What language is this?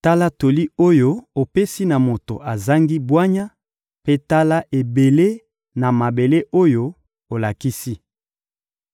Lingala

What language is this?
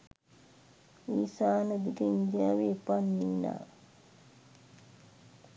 Sinhala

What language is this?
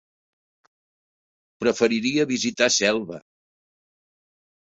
Catalan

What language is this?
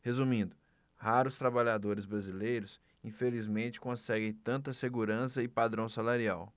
Portuguese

